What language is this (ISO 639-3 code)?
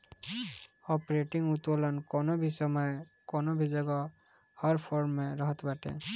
bho